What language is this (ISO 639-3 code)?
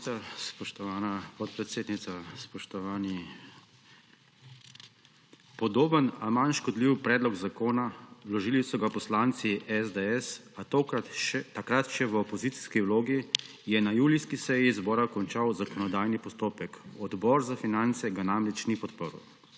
slv